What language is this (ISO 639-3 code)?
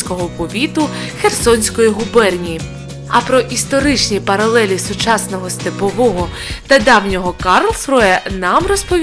ukr